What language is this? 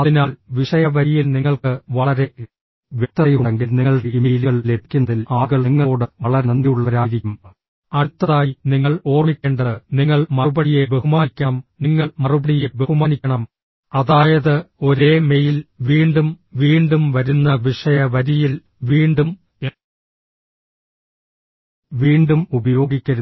Malayalam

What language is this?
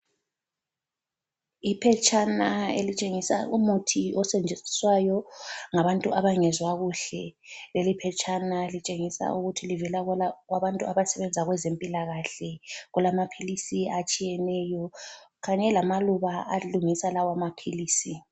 North Ndebele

